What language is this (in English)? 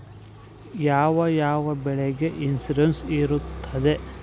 Kannada